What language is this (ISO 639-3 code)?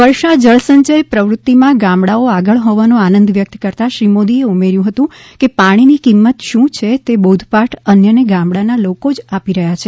guj